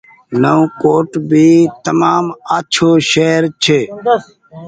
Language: Goaria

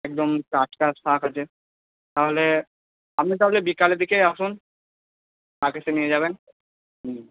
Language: Bangla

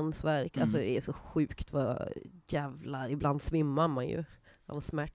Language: Swedish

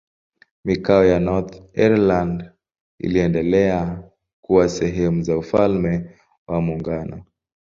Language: Swahili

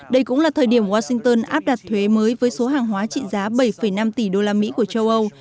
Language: Vietnamese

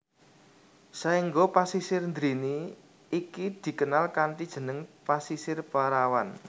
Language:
Javanese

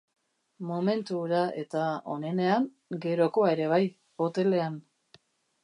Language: Basque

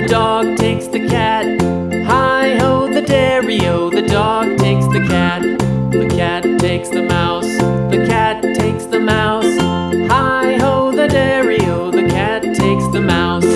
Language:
English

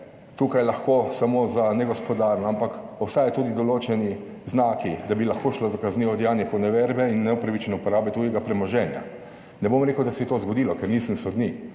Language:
Slovenian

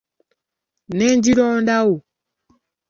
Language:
Ganda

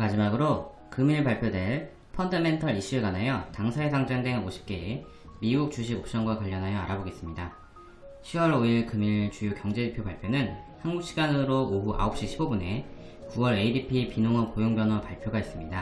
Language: Korean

